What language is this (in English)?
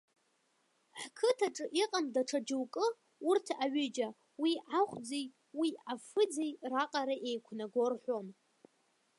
Abkhazian